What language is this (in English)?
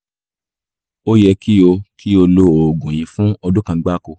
Yoruba